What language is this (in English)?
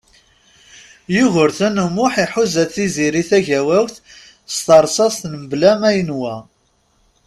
Kabyle